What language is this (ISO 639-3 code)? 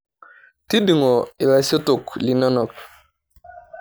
mas